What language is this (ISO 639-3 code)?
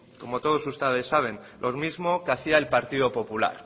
spa